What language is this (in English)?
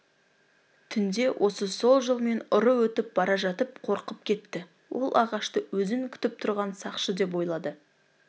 Kazakh